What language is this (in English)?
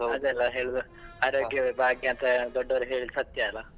Kannada